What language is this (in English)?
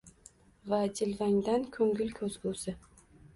Uzbek